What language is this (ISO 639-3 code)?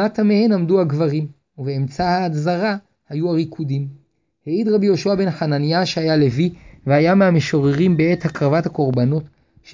heb